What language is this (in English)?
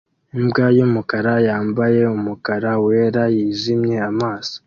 Kinyarwanda